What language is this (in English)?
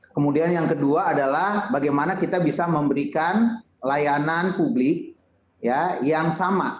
Indonesian